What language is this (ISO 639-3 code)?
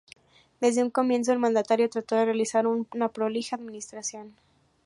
spa